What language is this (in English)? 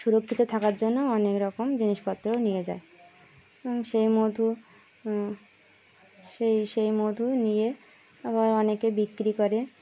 Bangla